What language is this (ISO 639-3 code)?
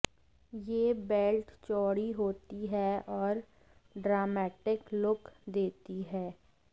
hin